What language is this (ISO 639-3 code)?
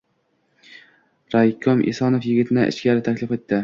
uzb